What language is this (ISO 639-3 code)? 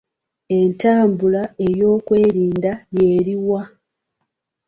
lug